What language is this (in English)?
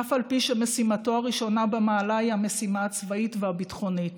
Hebrew